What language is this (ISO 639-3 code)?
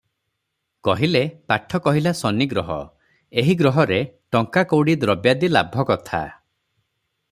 ori